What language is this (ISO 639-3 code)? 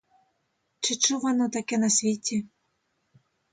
ukr